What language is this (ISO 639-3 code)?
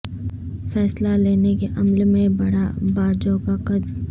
urd